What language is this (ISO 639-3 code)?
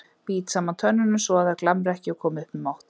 isl